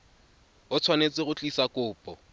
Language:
Tswana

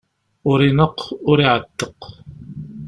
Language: Kabyle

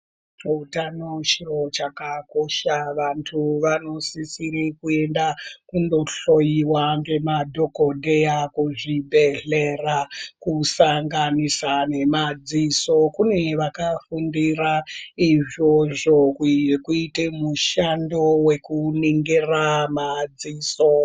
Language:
Ndau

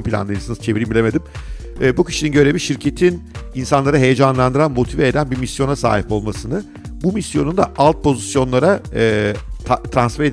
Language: Turkish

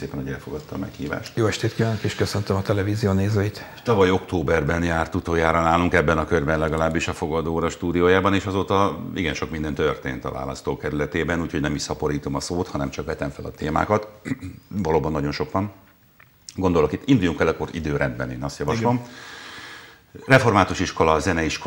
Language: Hungarian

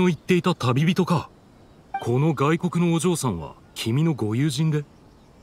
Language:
Japanese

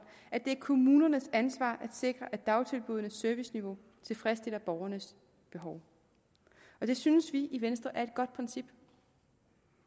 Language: Danish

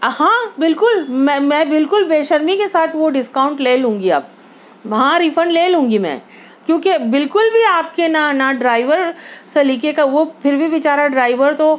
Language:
Urdu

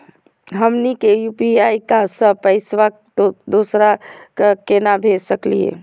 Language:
Magahi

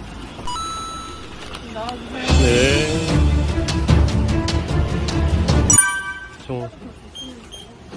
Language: Korean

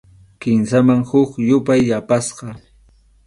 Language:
Arequipa-La Unión Quechua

